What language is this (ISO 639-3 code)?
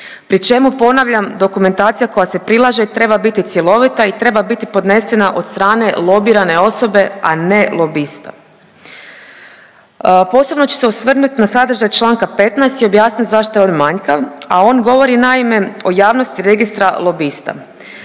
hrv